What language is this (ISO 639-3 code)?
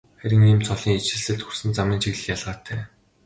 mon